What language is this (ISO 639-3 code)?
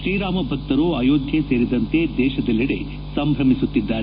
kan